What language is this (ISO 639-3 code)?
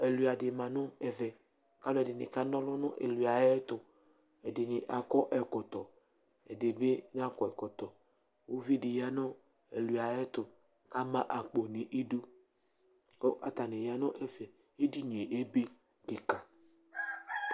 kpo